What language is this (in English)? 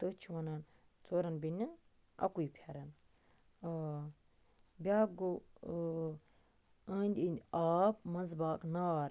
Kashmiri